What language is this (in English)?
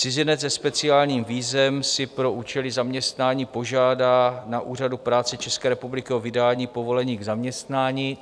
Czech